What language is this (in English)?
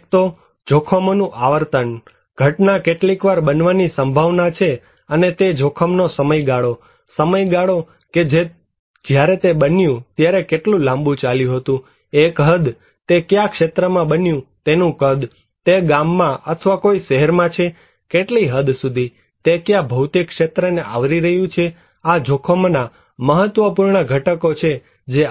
Gujarati